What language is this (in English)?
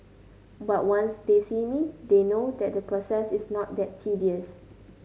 English